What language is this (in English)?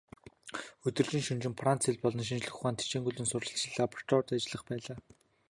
Mongolian